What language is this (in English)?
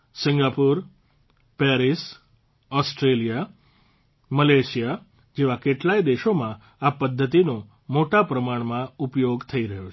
Gujarati